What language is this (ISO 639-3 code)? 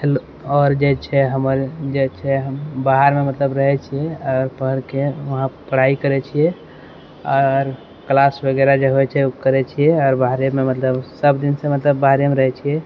mai